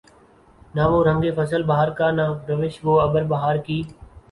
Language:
Urdu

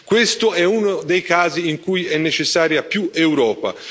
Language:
Italian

